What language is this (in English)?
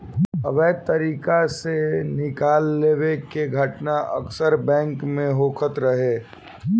Bhojpuri